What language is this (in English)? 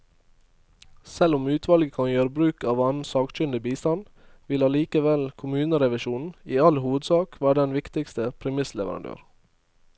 Norwegian